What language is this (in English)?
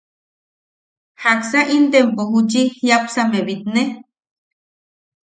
Yaqui